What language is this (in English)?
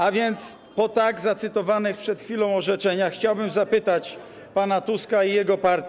Polish